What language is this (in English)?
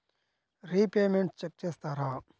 Telugu